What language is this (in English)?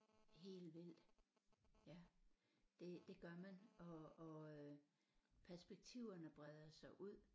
Danish